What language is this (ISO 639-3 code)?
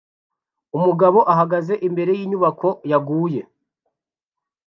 kin